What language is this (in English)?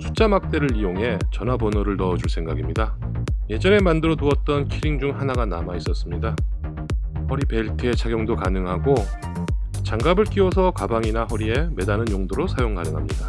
Korean